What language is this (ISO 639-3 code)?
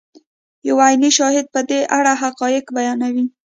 pus